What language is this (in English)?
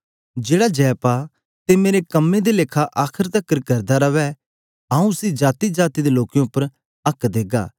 Dogri